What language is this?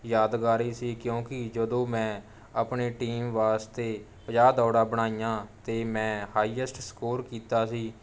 Punjabi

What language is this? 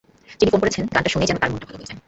Bangla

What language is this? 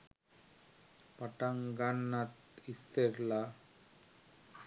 Sinhala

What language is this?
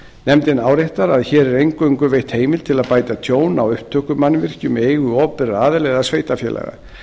Icelandic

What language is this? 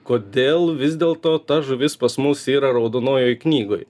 Lithuanian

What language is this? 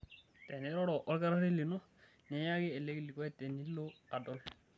Masai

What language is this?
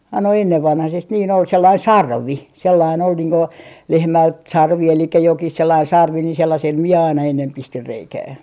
Finnish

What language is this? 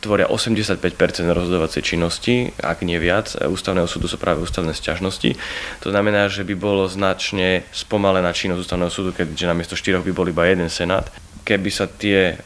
Slovak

